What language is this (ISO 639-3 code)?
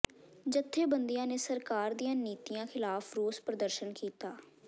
pan